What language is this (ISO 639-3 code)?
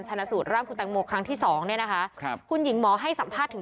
tha